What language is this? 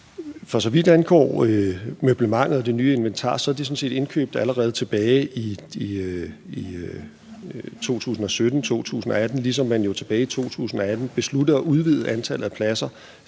Danish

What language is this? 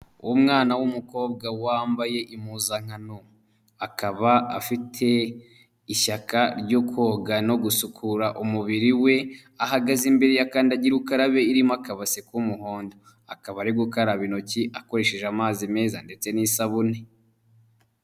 Kinyarwanda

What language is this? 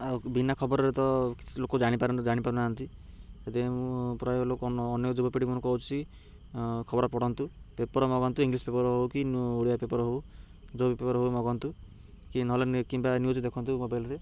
Odia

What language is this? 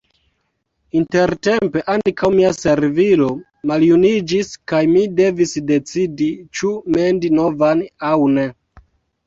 Esperanto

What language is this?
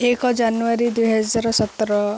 Odia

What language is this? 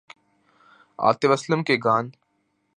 Urdu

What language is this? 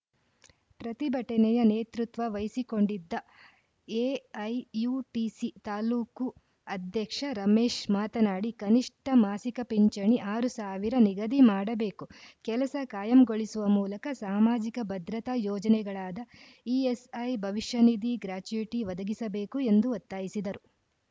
Kannada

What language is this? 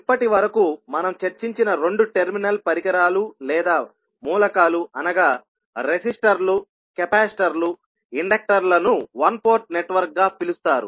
Telugu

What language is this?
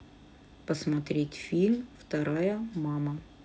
Russian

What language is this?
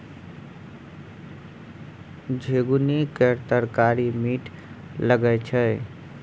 Maithili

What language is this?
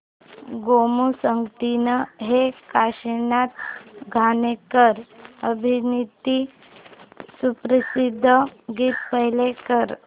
Marathi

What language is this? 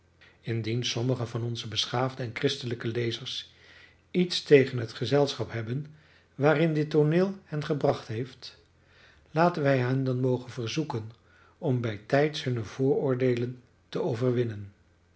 Dutch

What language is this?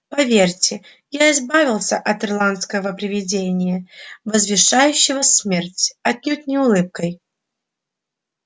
Russian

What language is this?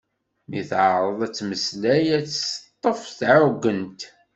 Kabyle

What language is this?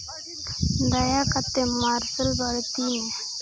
Santali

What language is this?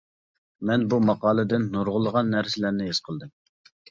Uyghur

